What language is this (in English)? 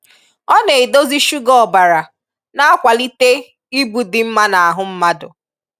Igbo